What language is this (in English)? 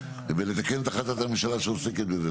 Hebrew